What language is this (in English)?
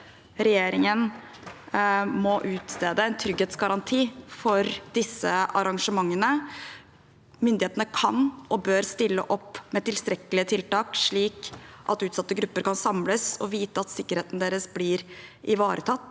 Norwegian